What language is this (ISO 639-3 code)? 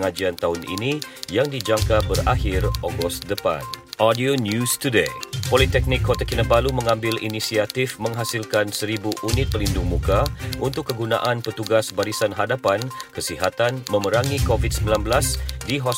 msa